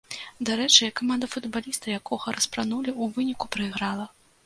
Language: Belarusian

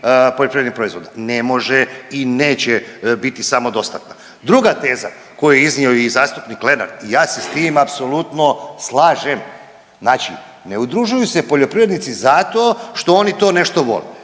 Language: Croatian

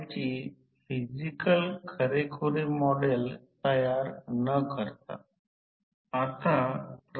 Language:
Marathi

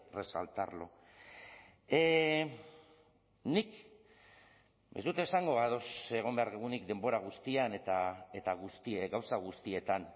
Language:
Basque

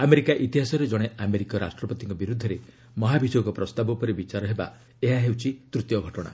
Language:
Odia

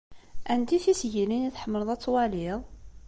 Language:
Kabyle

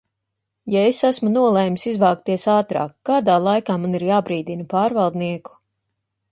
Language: Latvian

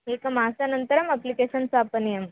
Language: Sanskrit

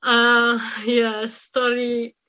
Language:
Welsh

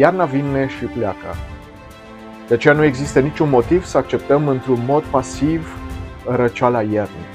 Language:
Romanian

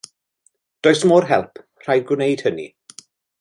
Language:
Welsh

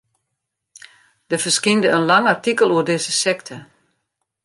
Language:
Western Frisian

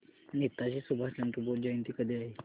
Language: Marathi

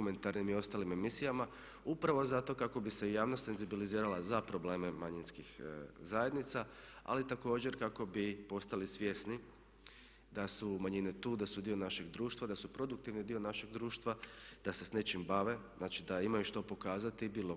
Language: Croatian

